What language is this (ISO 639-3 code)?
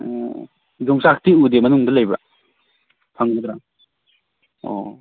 mni